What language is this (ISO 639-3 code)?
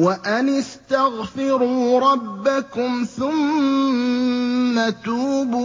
ara